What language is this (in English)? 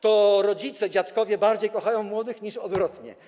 Polish